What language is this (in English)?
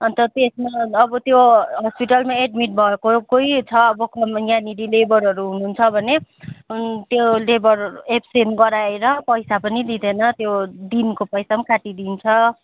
Nepali